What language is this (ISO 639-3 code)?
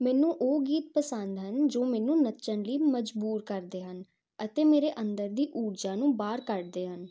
pan